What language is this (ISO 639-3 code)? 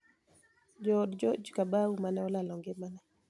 luo